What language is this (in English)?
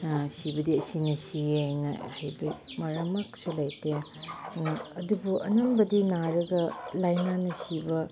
Manipuri